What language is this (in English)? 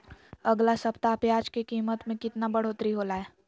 Magahi